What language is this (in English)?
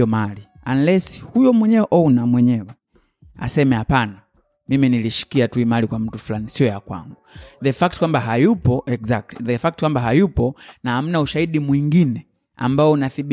Swahili